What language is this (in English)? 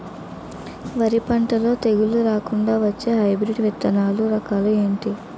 Telugu